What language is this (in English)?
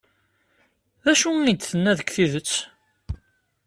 Kabyle